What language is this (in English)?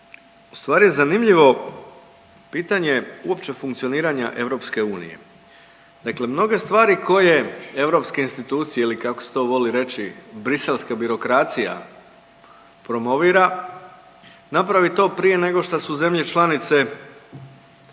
Croatian